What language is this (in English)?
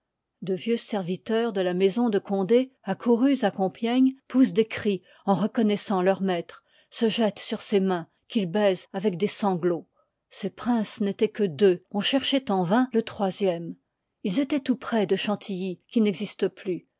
French